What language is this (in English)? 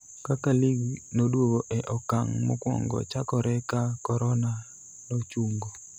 Luo (Kenya and Tanzania)